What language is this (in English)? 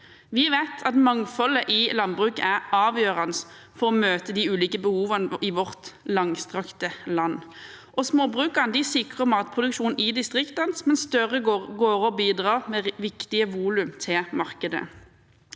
Norwegian